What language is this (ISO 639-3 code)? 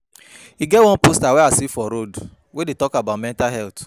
pcm